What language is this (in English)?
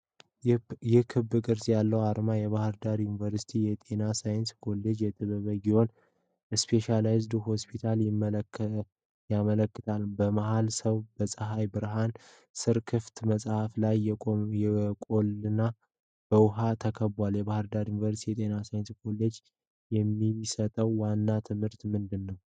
Amharic